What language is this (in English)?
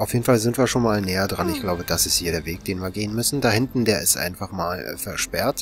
German